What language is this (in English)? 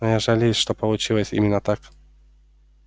Russian